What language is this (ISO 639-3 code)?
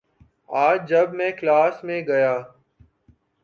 urd